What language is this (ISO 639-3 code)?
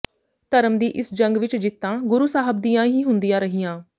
pan